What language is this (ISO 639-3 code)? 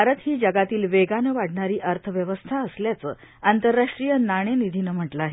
mar